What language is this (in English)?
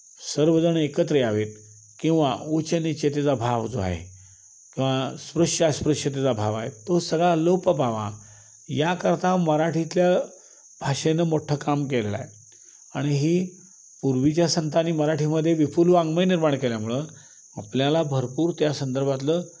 Marathi